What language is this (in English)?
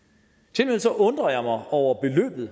Danish